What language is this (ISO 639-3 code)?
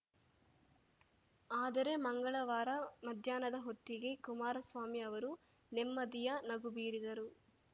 kan